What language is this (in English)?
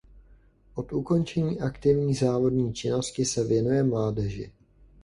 Czech